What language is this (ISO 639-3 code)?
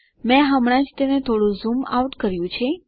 guj